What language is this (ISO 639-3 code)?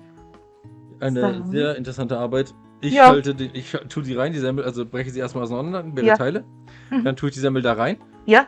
deu